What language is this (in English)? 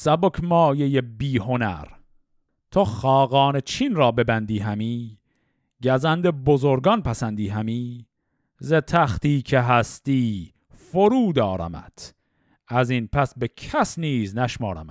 Persian